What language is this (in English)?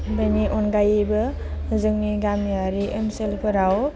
Bodo